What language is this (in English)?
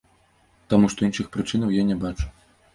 Belarusian